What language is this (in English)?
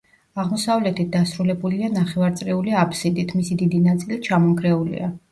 Georgian